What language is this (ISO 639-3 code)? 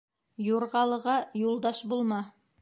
bak